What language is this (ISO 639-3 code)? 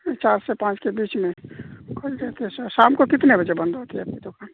urd